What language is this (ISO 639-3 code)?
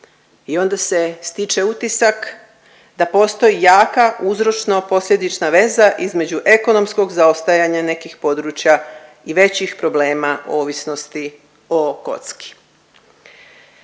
hrv